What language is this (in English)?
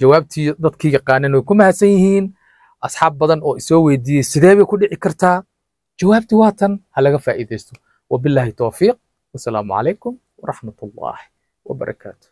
Arabic